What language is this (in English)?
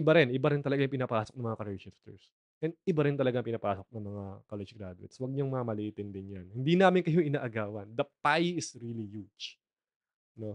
Filipino